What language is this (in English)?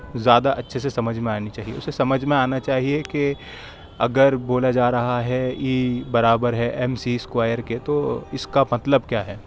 Urdu